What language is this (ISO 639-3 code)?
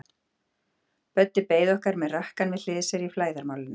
isl